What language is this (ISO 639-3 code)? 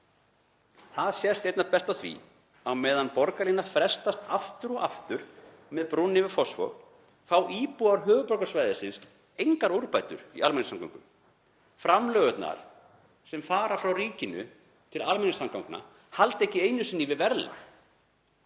isl